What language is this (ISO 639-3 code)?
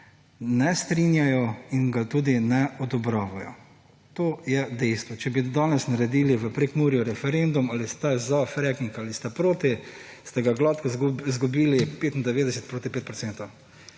slv